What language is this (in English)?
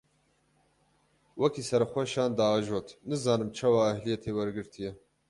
Kurdish